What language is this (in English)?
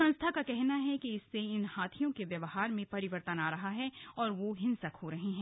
Hindi